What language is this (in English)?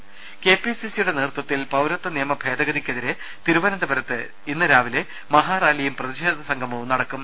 Malayalam